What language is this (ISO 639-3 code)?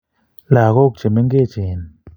kln